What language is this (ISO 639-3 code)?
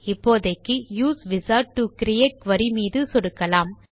tam